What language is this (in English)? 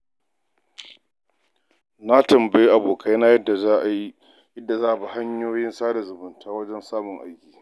Hausa